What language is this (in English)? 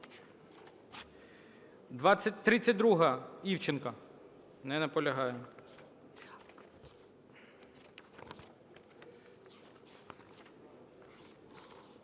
Ukrainian